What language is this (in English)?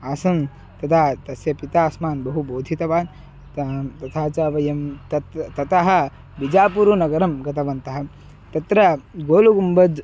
Sanskrit